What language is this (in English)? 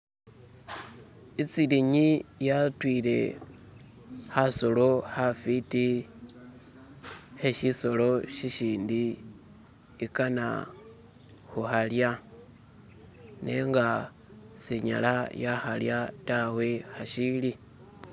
Masaaba